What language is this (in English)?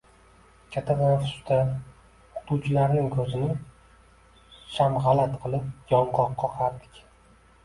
Uzbek